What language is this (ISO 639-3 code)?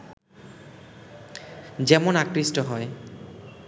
ben